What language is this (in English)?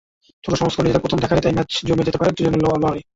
Bangla